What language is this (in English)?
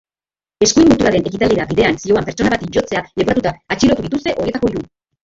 Basque